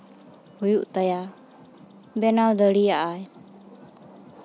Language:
Santali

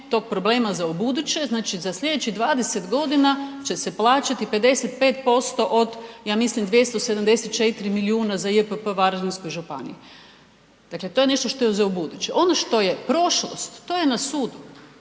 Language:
Croatian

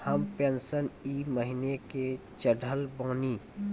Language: Maithili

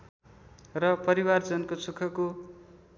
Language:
Nepali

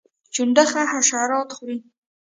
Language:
Pashto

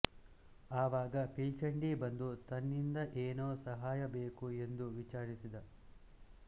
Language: Kannada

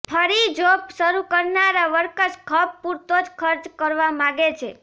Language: Gujarati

